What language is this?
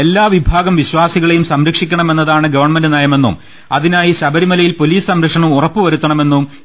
Malayalam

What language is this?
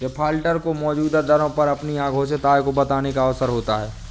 Hindi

